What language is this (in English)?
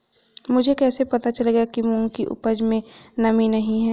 Hindi